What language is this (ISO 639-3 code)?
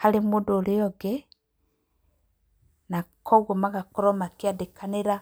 kik